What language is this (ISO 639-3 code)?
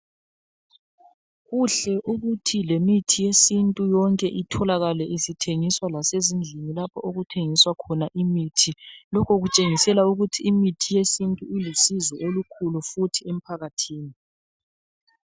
nde